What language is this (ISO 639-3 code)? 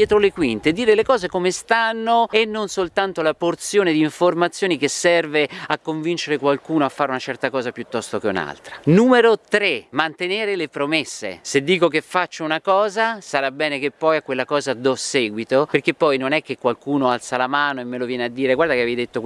ita